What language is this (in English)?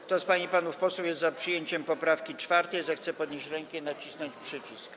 Polish